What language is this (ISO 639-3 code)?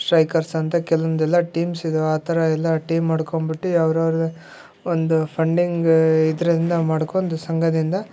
kan